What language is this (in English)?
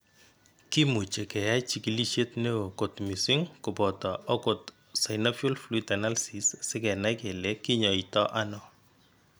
Kalenjin